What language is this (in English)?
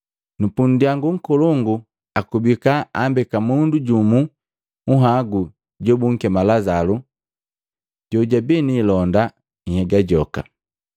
Matengo